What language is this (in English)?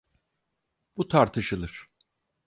Turkish